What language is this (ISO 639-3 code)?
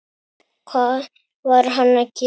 isl